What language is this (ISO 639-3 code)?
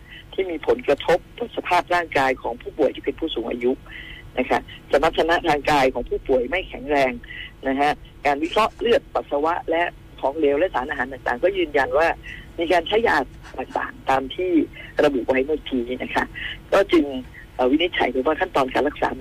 tha